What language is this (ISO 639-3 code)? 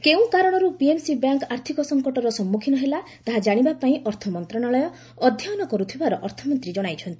ori